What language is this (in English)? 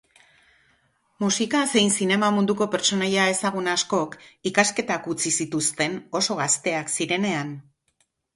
Basque